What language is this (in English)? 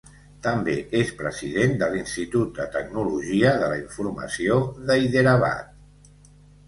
Catalan